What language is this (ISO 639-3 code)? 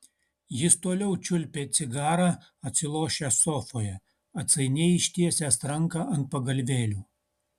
lit